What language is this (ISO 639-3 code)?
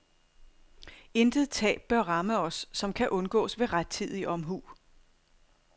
dan